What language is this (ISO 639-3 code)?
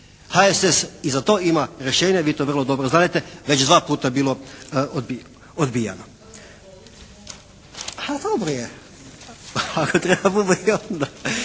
hrv